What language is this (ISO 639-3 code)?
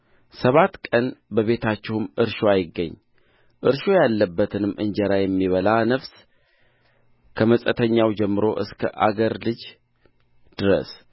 amh